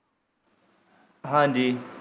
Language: Punjabi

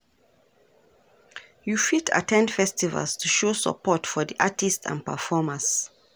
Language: Nigerian Pidgin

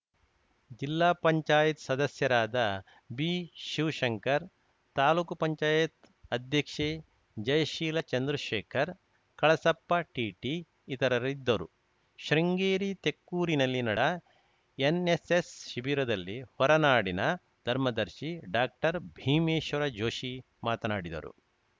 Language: Kannada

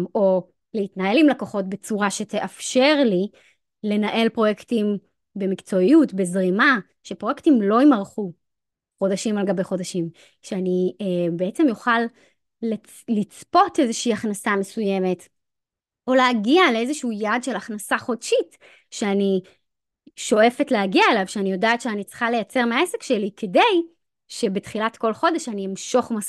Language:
Hebrew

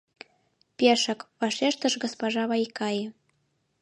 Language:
Mari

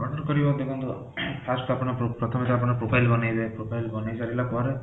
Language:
Odia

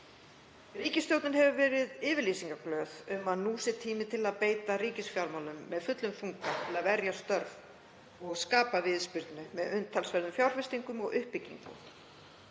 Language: Icelandic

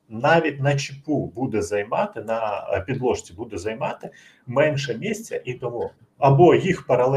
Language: Ukrainian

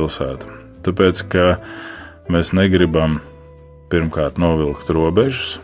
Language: Latvian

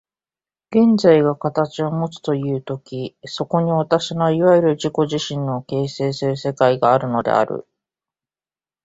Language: Japanese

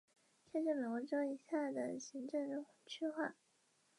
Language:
Chinese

